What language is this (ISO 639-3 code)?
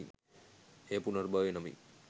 sin